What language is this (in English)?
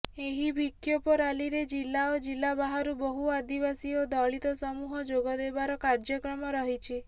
Odia